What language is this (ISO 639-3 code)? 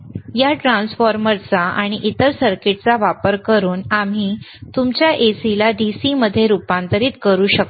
mar